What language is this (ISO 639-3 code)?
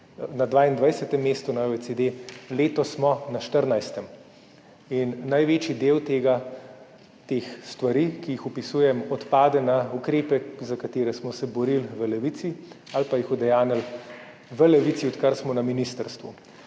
slv